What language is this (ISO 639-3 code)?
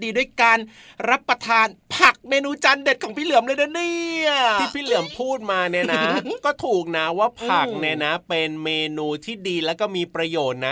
tha